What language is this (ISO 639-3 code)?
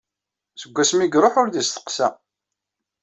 kab